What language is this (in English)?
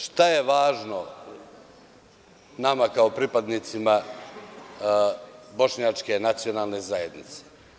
Serbian